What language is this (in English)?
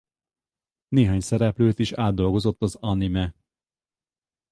Hungarian